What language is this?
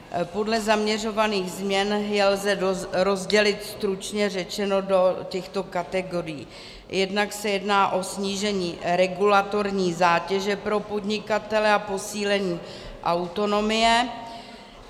Czech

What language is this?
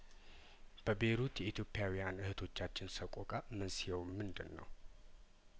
Amharic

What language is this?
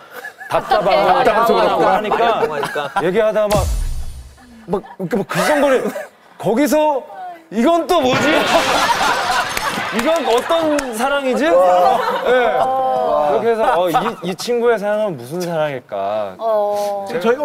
Korean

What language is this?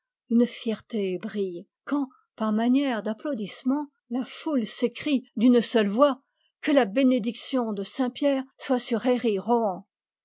French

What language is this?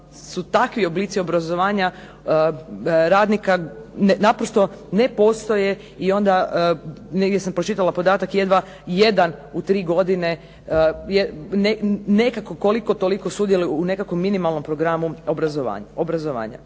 Croatian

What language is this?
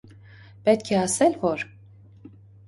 Armenian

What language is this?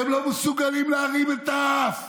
Hebrew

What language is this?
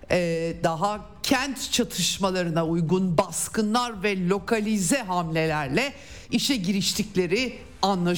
Turkish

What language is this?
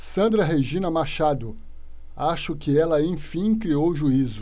Portuguese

